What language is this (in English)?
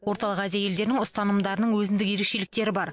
Kazakh